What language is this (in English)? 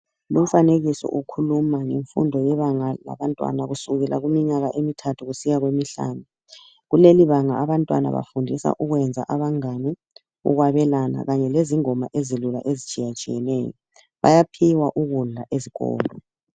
North Ndebele